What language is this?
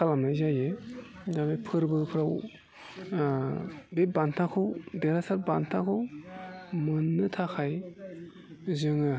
Bodo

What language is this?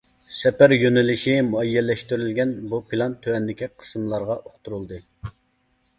Uyghur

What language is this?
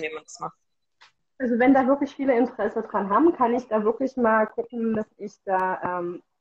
German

